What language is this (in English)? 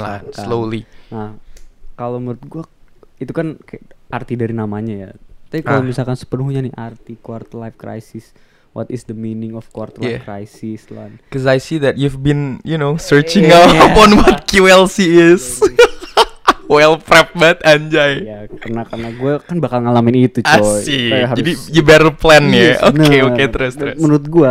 Indonesian